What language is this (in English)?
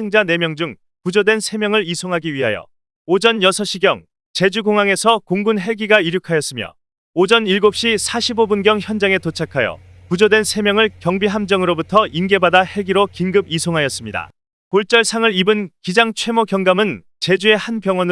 Korean